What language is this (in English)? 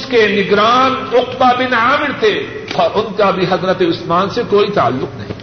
Urdu